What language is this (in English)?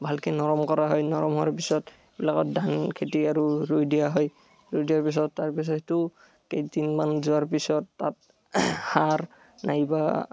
Assamese